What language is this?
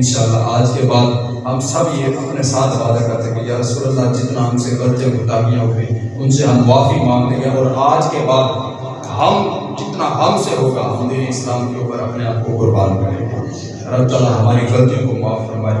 Urdu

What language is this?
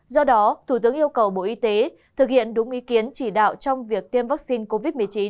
Vietnamese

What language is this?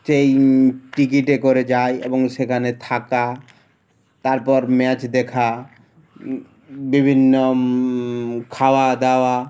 Bangla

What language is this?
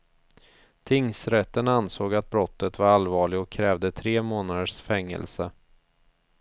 Swedish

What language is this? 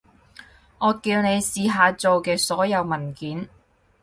Cantonese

